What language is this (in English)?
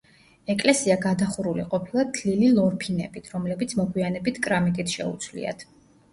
Georgian